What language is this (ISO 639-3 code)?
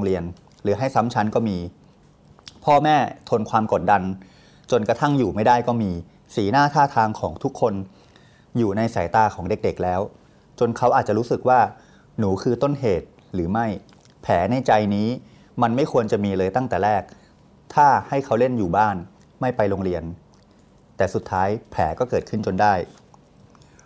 tha